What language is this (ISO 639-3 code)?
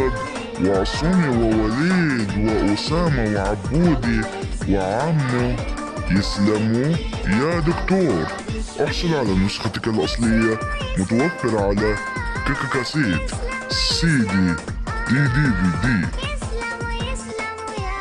ara